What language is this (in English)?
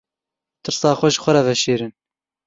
Kurdish